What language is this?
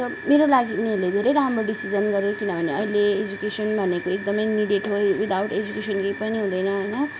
Nepali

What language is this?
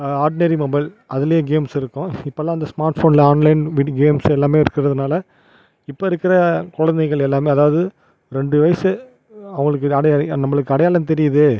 Tamil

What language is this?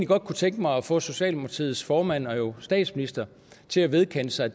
Danish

